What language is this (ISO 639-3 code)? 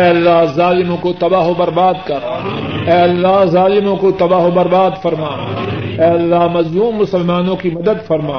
urd